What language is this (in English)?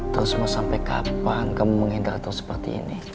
Indonesian